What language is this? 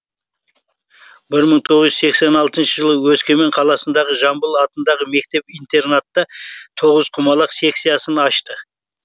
Kazakh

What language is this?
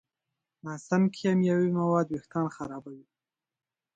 Pashto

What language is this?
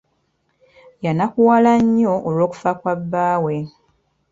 Ganda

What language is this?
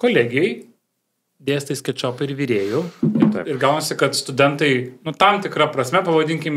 Lithuanian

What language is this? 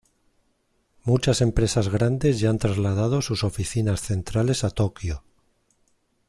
Spanish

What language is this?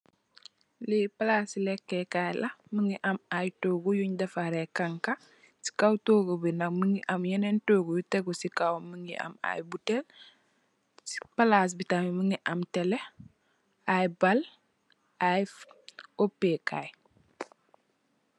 Wolof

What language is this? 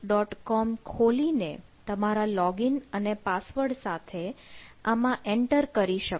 Gujarati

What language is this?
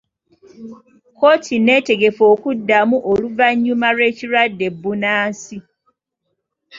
Ganda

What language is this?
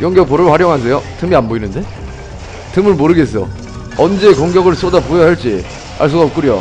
Korean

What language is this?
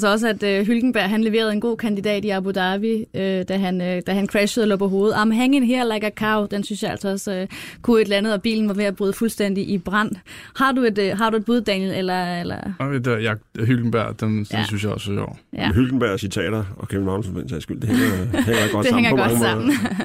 Danish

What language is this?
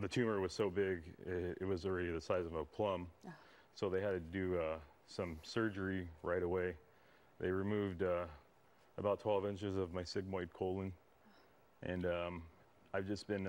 English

